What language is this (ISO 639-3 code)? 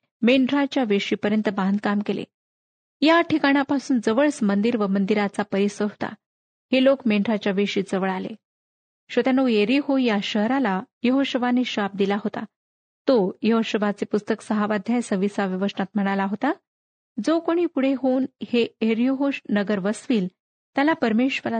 mar